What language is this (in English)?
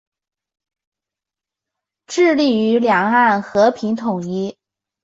Chinese